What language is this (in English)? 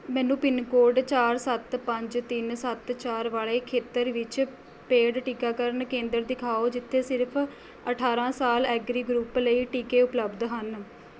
Punjabi